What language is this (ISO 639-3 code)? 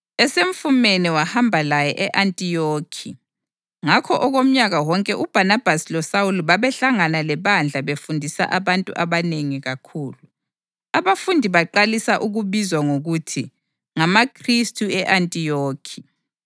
nde